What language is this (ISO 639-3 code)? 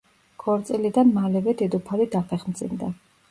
kat